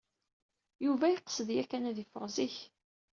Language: Kabyle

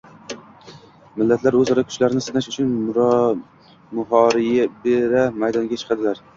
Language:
Uzbek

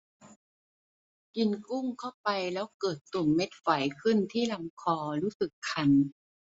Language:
Thai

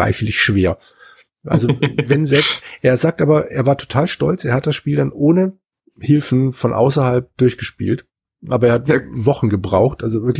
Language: German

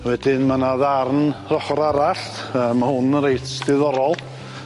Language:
Welsh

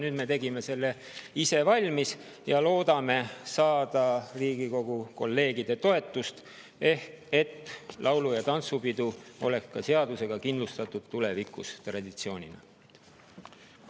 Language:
Estonian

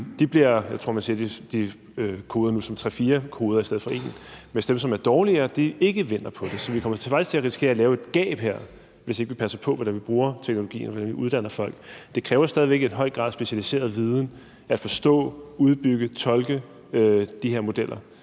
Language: Danish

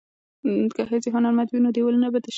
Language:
Pashto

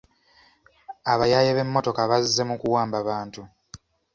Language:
Ganda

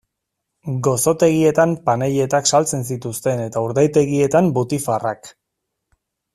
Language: Basque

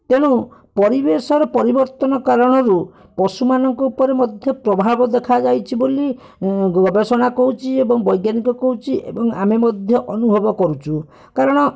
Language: Odia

